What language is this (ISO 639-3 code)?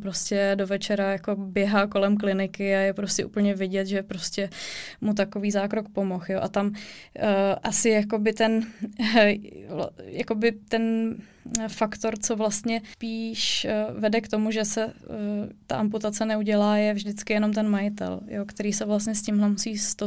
ces